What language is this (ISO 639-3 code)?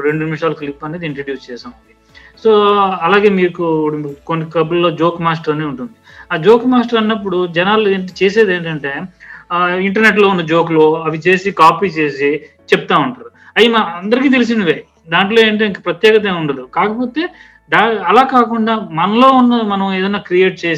tel